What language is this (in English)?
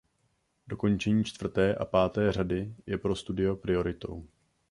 Czech